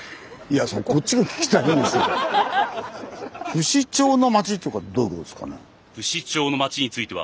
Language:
Japanese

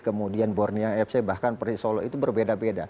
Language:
Indonesian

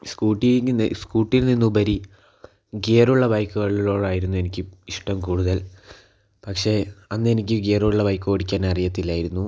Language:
Malayalam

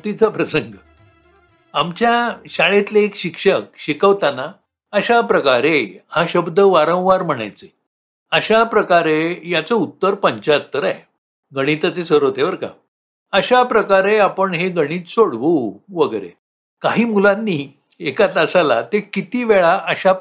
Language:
Marathi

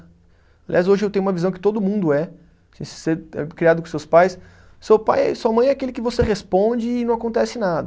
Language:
Portuguese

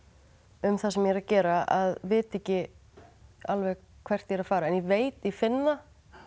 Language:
Icelandic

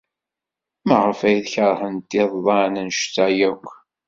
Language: Kabyle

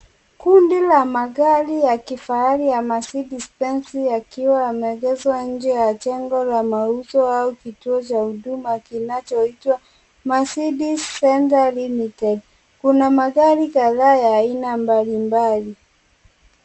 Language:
Swahili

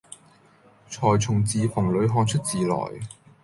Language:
Cantonese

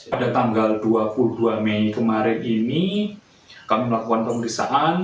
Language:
Indonesian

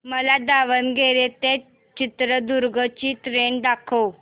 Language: Marathi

